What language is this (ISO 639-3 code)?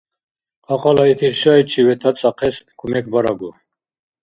dar